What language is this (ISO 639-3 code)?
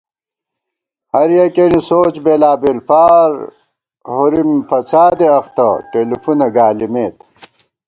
gwt